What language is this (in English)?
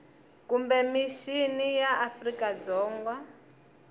Tsonga